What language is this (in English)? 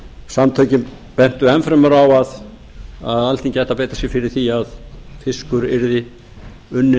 Icelandic